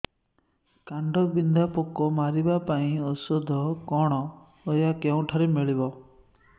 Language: Odia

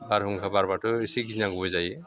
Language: Bodo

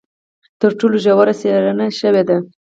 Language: Pashto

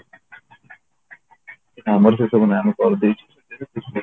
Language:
Odia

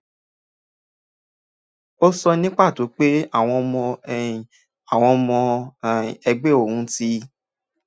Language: Yoruba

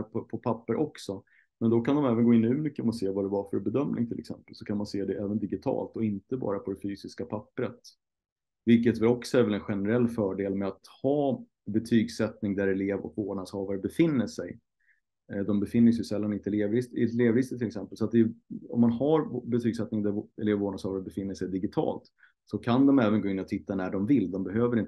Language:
Swedish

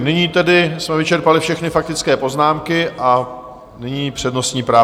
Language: Czech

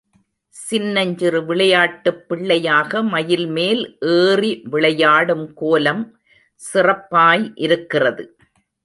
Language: Tamil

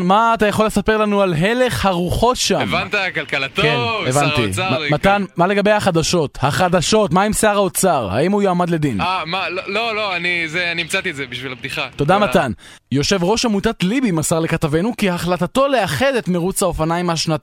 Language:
Hebrew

